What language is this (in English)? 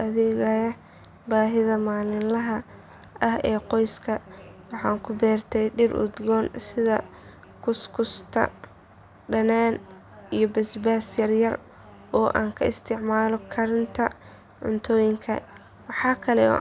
Somali